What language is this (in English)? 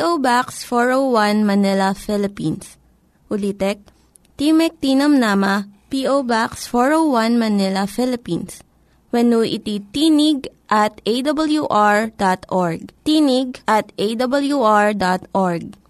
Filipino